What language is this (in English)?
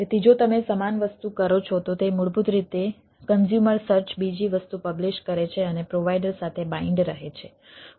Gujarati